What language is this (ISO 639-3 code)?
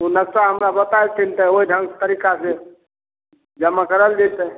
mai